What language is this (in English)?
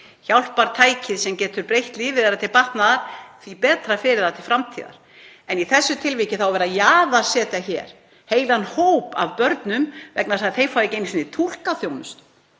Icelandic